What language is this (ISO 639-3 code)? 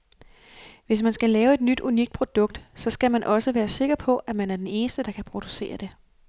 dan